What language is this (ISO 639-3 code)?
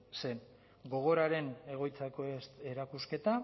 eus